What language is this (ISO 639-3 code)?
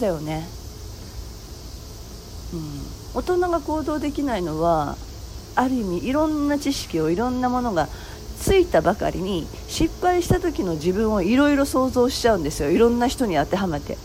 jpn